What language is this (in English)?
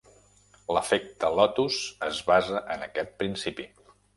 Catalan